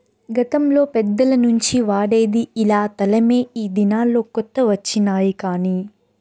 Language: Telugu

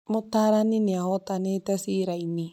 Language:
Kikuyu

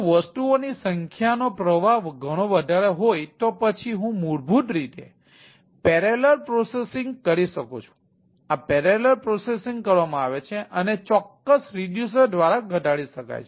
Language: Gujarati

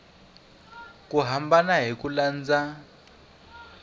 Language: Tsonga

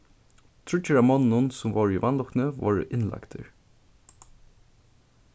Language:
Faroese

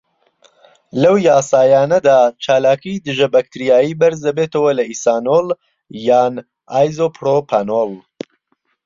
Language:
Central Kurdish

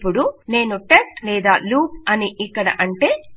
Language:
Telugu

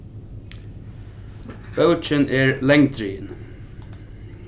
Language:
Faroese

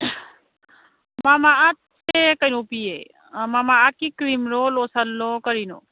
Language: Manipuri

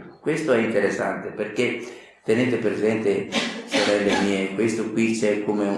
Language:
Italian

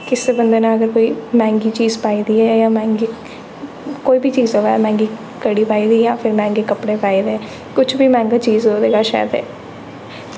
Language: Dogri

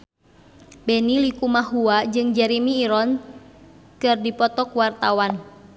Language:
Sundanese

